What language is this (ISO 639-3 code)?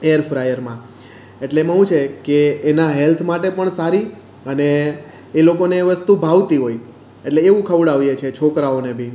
guj